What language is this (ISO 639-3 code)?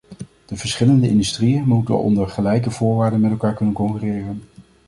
nld